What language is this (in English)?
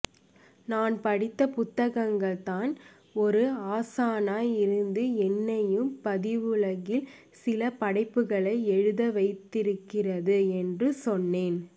Tamil